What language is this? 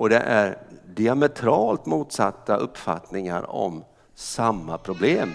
Swedish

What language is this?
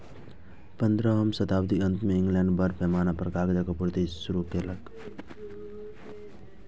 Maithili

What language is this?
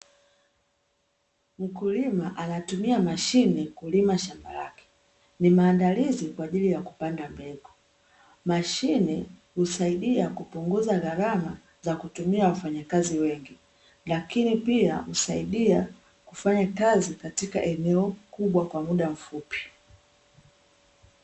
Swahili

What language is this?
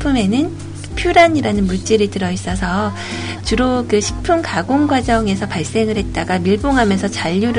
Korean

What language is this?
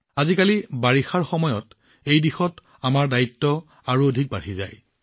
Assamese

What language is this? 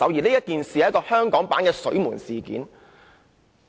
Cantonese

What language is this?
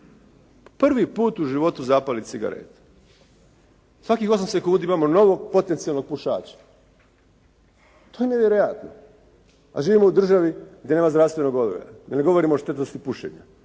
Croatian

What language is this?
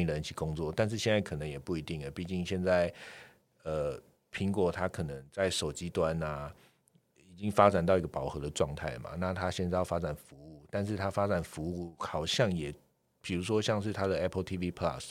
Chinese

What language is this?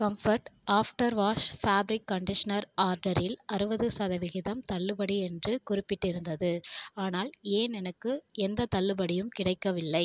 Tamil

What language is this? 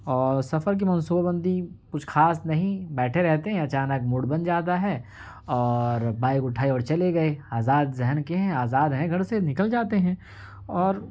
Urdu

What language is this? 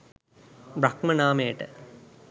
Sinhala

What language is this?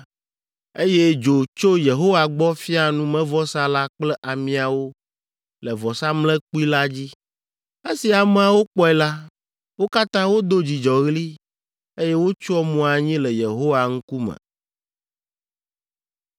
Ewe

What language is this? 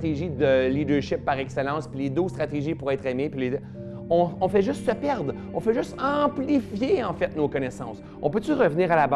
French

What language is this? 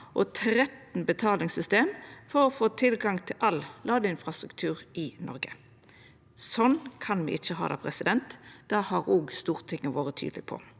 Norwegian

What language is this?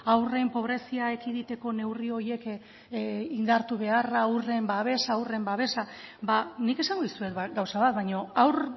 Basque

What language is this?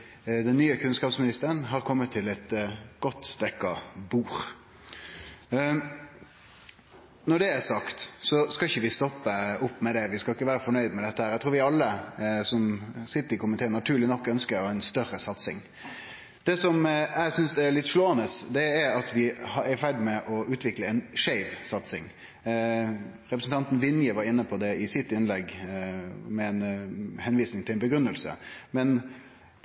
Norwegian Nynorsk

